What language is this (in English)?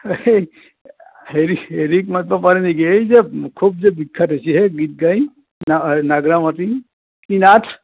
Assamese